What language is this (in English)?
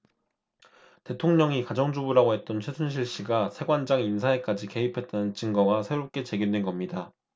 Korean